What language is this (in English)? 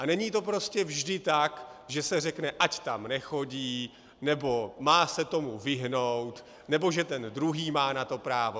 Czech